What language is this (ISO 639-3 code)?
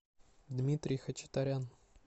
rus